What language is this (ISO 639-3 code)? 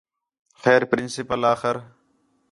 xhe